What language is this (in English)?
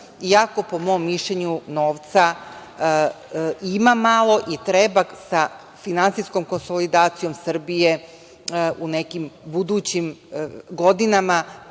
Serbian